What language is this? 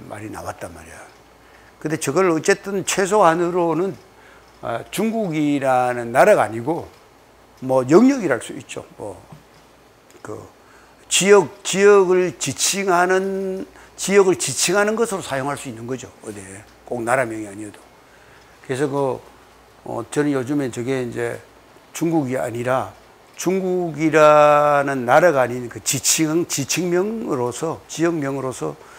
Korean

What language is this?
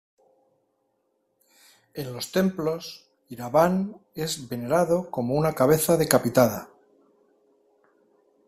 Spanish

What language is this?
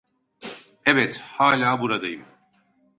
Turkish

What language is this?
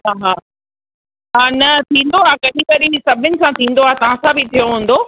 Sindhi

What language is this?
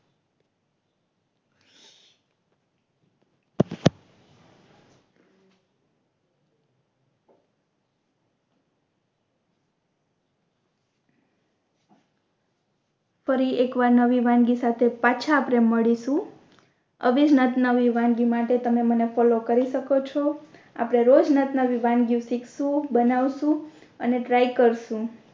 Gujarati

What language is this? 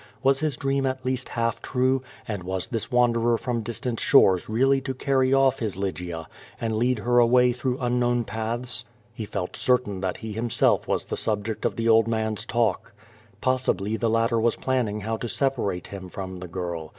English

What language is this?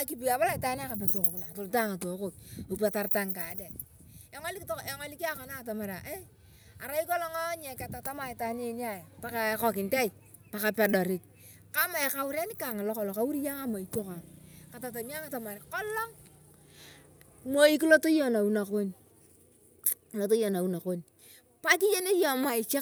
Turkana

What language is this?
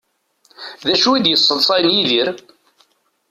Kabyle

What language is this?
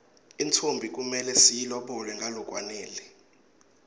Swati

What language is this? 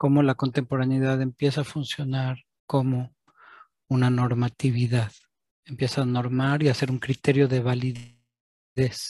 Spanish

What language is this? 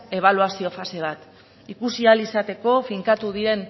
Basque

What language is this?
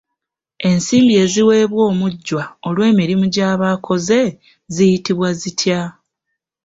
Ganda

